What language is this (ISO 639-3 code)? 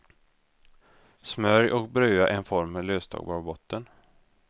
swe